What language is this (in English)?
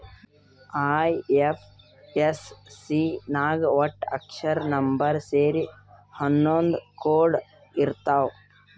Kannada